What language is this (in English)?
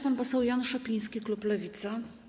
Polish